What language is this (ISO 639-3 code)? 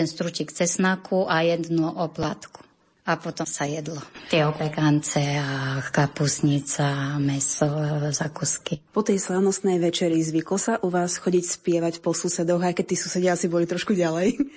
slk